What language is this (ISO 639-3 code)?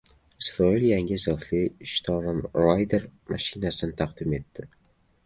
uzb